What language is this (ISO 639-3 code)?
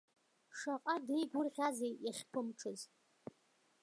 abk